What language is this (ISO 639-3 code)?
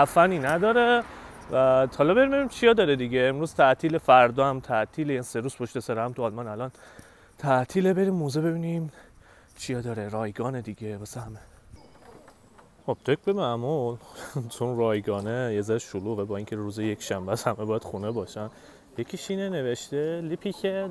fas